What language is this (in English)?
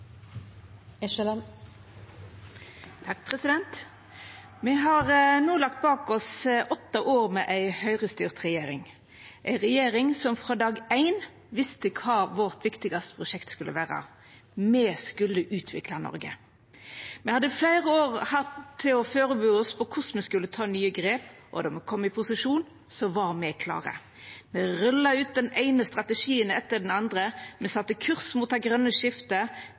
Norwegian